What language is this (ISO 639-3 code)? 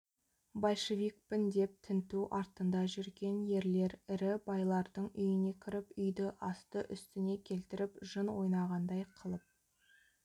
kaz